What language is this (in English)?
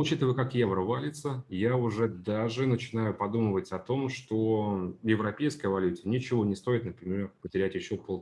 Russian